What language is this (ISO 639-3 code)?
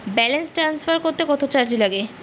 ben